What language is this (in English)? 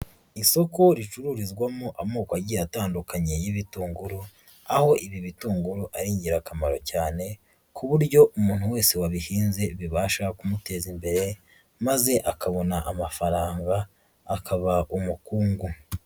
Kinyarwanda